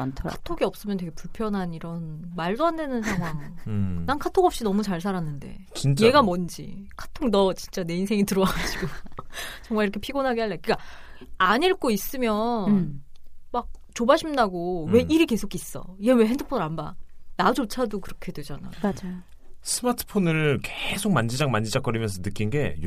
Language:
Korean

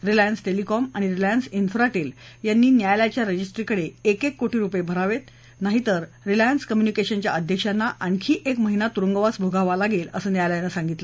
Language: Marathi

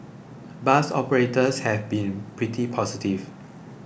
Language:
English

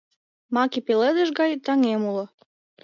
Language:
Mari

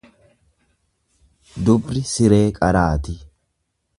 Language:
Oromo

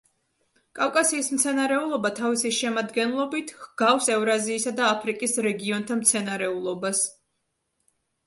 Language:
Georgian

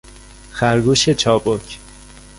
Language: Persian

